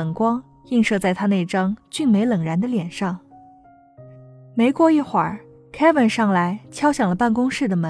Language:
Chinese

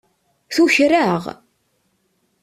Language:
Kabyle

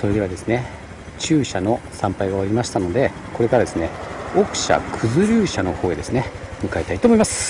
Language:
Japanese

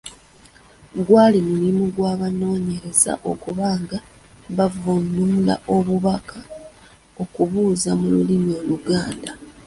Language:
Ganda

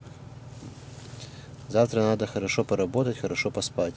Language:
Russian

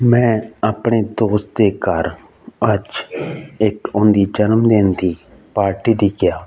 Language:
Punjabi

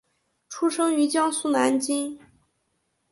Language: Chinese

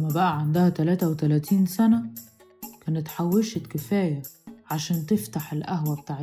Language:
Arabic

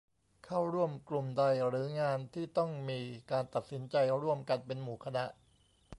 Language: Thai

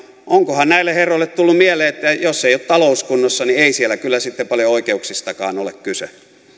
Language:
Finnish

